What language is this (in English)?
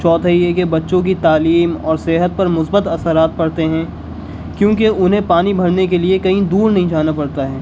Urdu